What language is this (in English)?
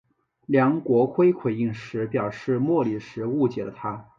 Chinese